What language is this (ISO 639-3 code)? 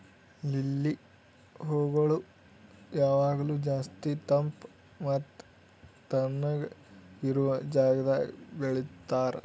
kan